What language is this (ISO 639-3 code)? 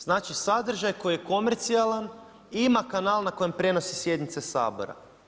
hrv